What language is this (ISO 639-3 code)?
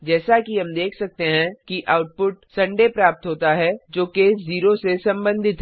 hin